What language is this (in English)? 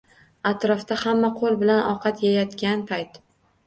Uzbek